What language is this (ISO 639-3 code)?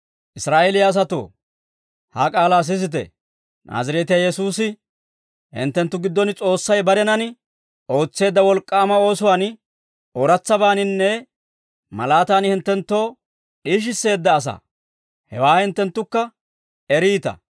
dwr